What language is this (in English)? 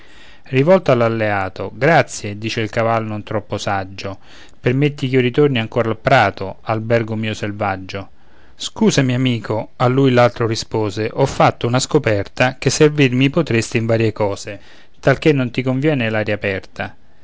Italian